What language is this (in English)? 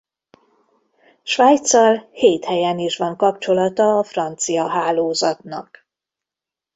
Hungarian